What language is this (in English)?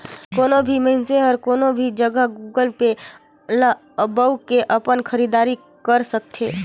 Chhattisgarhi